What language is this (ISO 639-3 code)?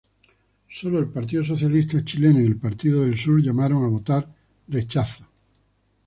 spa